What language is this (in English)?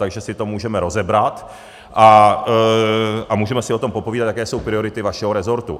Czech